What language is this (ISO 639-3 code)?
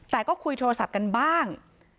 tha